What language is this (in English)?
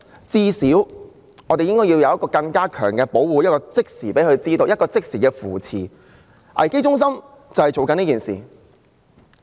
Cantonese